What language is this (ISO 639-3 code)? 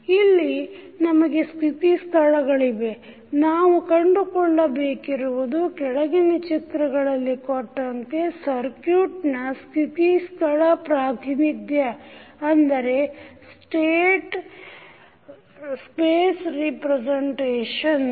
kan